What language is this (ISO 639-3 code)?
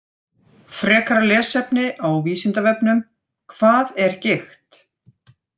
isl